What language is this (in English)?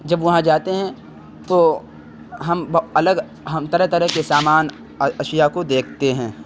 Urdu